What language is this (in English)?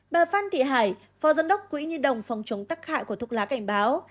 Vietnamese